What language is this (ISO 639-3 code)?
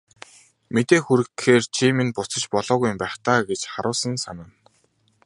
mon